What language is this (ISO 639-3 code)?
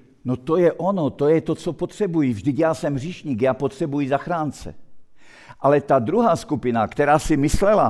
ces